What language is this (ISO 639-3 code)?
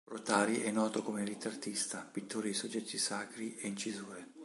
ita